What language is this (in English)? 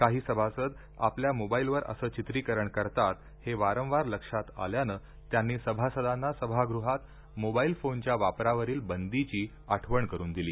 Marathi